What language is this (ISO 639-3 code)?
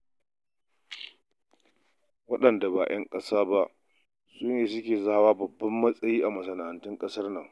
hau